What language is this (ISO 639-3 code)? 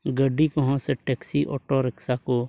sat